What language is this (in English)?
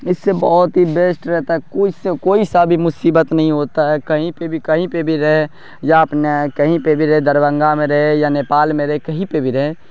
Urdu